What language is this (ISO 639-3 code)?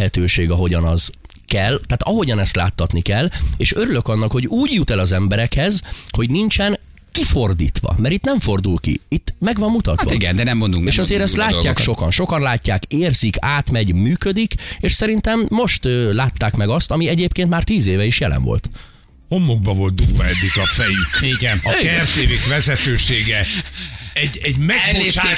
hun